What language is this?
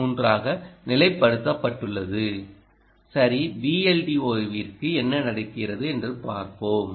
Tamil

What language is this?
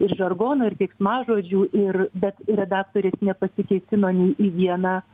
Lithuanian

